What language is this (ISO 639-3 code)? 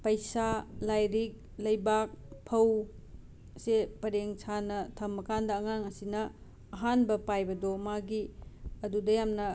mni